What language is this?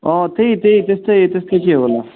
Nepali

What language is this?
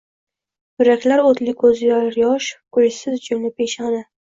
Uzbek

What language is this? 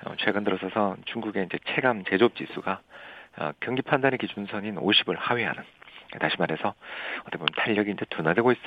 Korean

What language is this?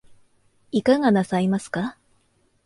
Japanese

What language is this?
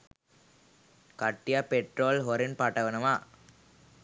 Sinhala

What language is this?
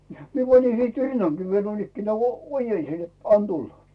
Finnish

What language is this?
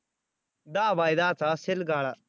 Marathi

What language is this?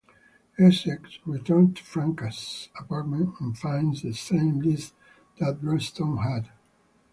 English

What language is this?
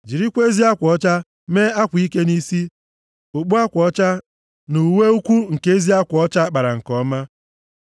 Igbo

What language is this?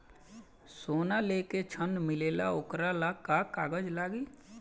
Bhojpuri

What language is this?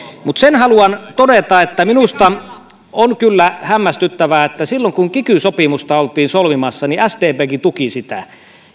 Finnish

